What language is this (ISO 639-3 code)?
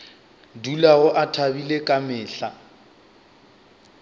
nso